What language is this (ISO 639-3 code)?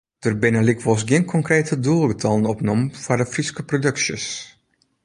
fry